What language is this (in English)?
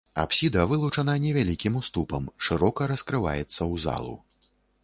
Belarusian